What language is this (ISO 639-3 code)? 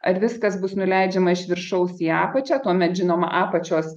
lit